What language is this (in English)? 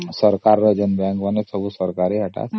Odia